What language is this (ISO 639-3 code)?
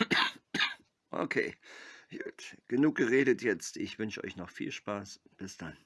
deu